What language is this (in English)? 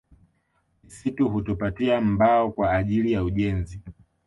Swahili